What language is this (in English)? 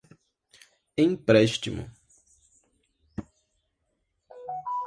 Portuguese